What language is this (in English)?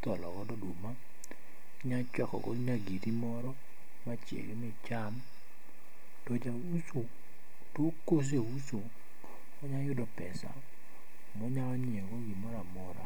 Luo (Kenya and Tanzania)